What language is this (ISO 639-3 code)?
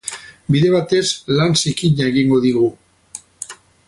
eus